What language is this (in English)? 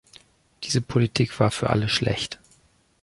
German